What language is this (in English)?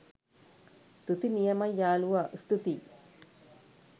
Sinhala